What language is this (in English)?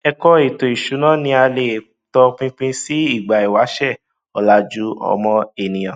Yoruba